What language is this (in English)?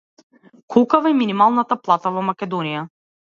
Macedonian